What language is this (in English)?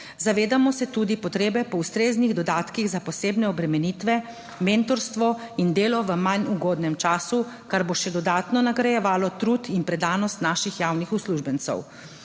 Slovenian